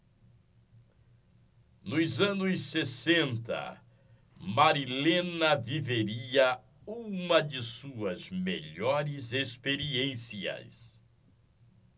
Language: Portuguese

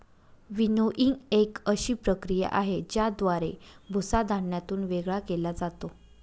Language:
Marathi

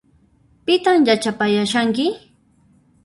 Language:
Puno Quechua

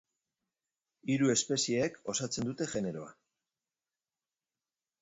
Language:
Basque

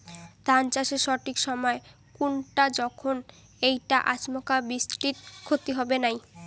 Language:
Bangla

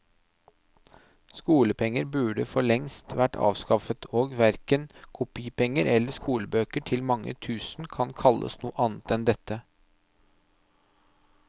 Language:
Norwegian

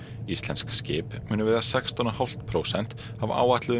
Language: Icelandic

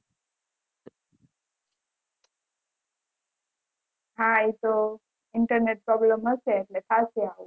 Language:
Gujarati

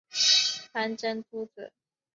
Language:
Chinese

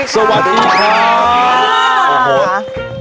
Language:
Thai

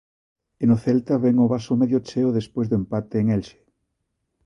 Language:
Galician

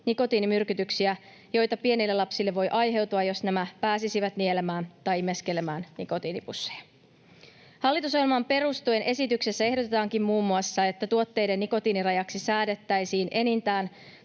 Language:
Finnish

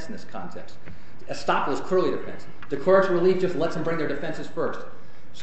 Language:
English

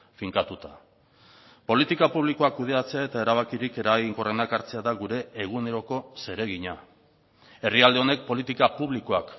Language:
Basque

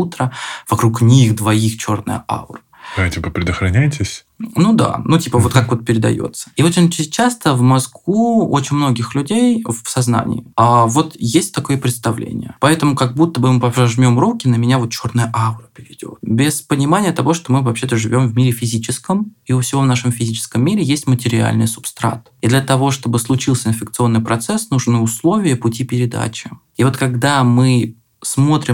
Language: Russian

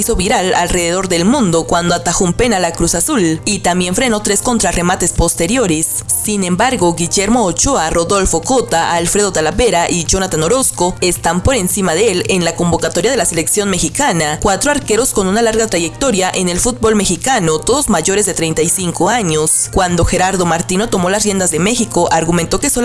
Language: Spanish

